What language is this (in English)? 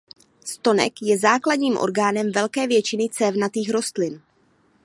Czech